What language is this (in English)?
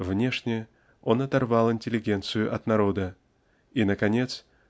Russian